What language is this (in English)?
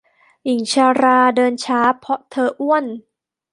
Thai